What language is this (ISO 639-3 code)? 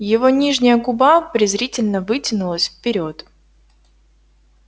rus